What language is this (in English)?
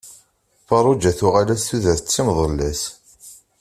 Kabyle